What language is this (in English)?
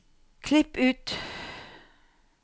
Norwegian